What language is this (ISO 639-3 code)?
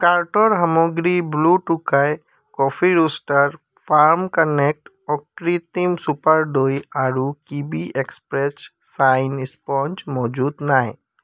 asm